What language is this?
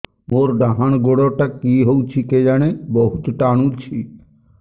Odia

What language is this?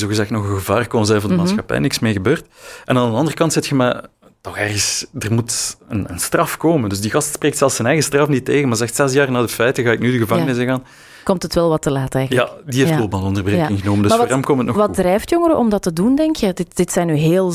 Dutch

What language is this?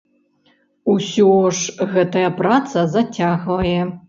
Belarusian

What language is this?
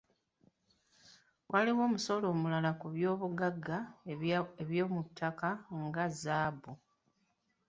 Ganda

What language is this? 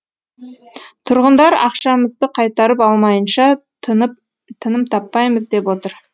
Kazakh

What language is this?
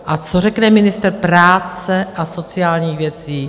Czech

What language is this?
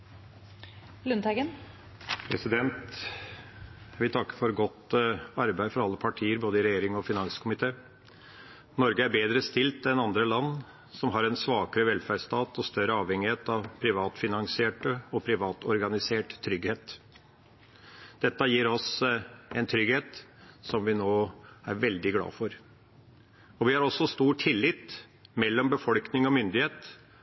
Norwegian Bokmål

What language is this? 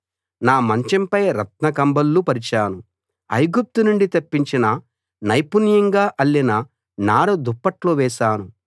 Telugu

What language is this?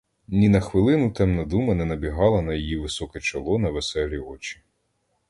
Ukrainian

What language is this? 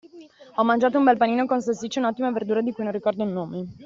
Italian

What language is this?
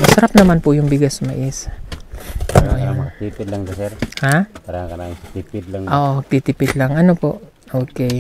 Filipino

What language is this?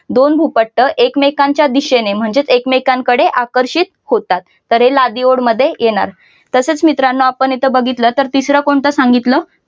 Marathi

